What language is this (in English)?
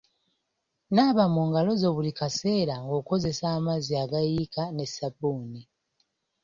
Ganda